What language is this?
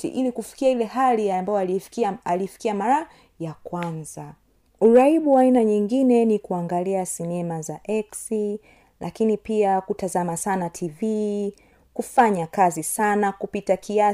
Swahili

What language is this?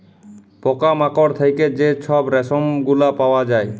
Bangla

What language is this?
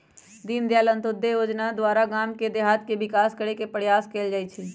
Magahi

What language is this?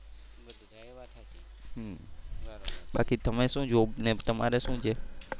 Gujarati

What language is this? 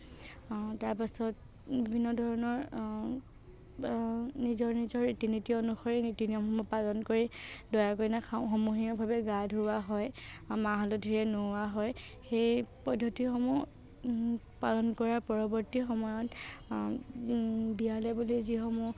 Assamese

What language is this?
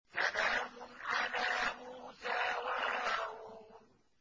Arabic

